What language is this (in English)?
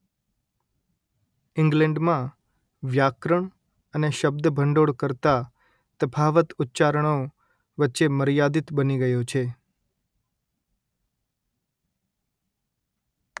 Gujarati